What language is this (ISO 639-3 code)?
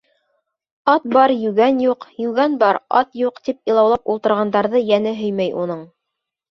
bak